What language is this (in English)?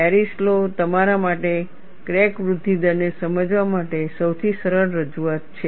Gujarati